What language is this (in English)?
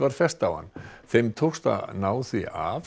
Icelandic